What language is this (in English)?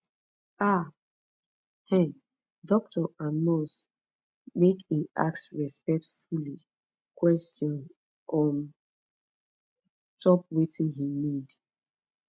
Nigerian Pidgin